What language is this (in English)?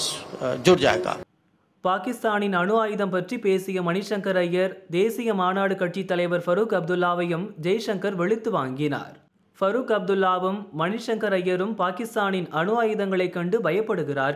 Tamil